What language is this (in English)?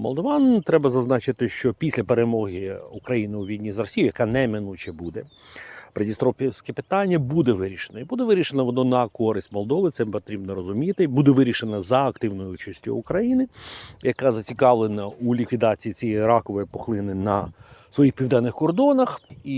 Ukrainian